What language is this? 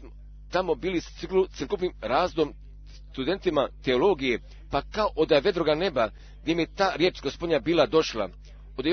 Croatian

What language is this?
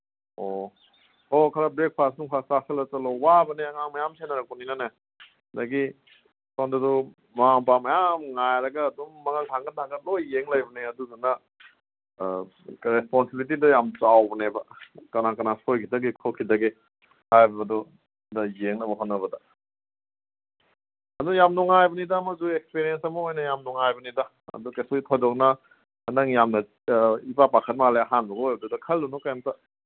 Manipuri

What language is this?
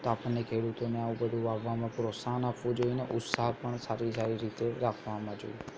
Gujarati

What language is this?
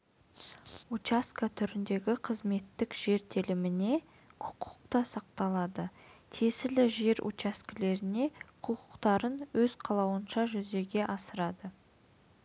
Kazakh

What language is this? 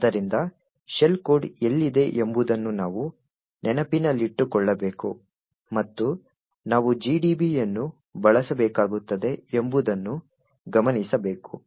Kannada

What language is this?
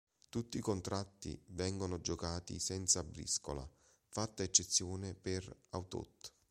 Italian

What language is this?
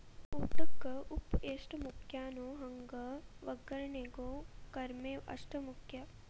Kannada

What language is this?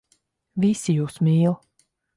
Latvian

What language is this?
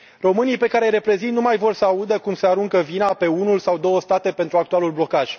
Romanian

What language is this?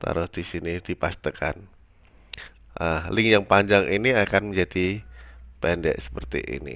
Indonesian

